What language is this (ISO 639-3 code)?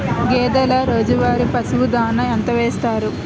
tel